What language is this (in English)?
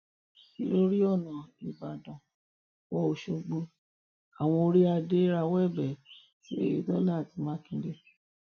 Yoruba